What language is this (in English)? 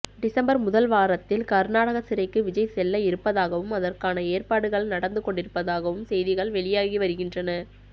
Tamil